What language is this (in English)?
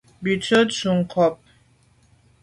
Medumba